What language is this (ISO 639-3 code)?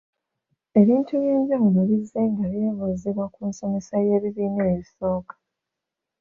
lug